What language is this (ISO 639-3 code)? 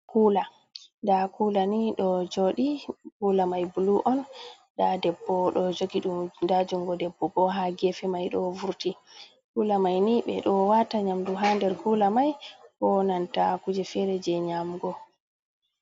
ful